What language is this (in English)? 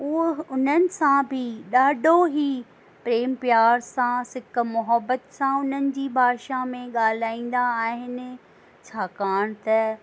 Sindhi